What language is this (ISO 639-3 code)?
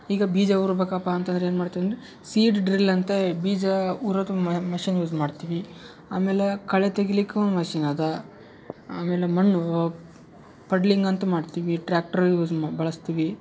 kan